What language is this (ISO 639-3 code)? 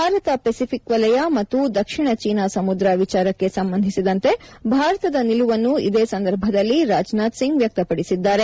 kan